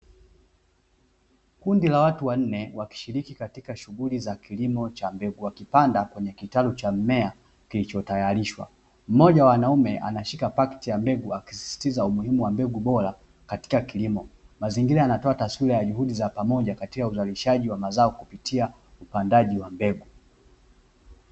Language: Swahili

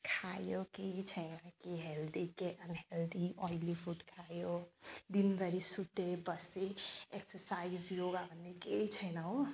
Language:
Nepali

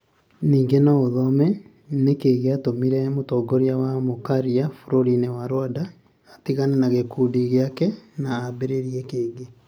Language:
Kikuyu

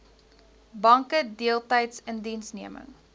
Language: Afrikaans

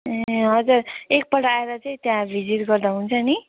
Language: Nepali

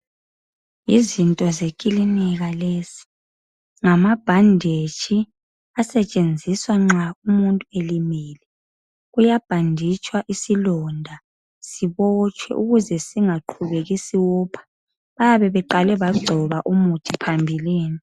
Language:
North Ndebele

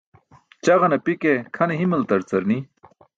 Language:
Burushaski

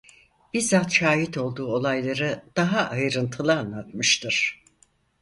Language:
Turkish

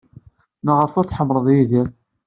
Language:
Kabyle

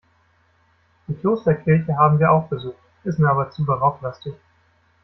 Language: German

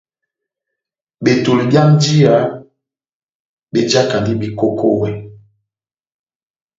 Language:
Batanga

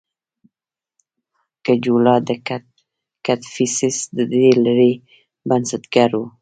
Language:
Pashto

